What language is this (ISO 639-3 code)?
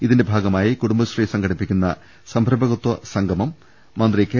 mal